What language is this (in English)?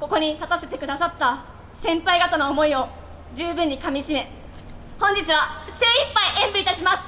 Japanese